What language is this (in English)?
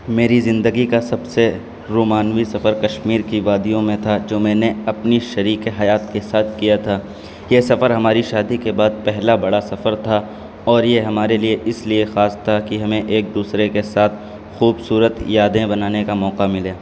Urdu